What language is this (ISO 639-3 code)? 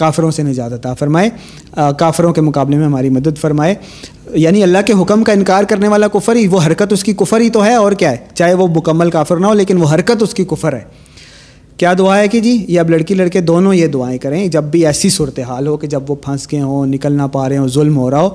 urd